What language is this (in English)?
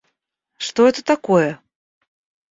Russian